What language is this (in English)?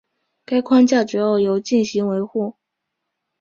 Chinese